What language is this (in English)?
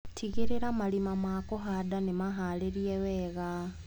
Kikuyu